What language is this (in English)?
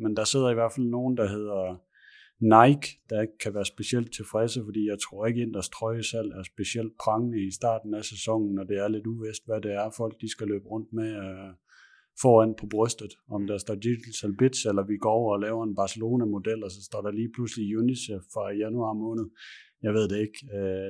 Danish